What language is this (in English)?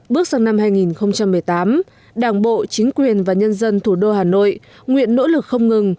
Vietnamese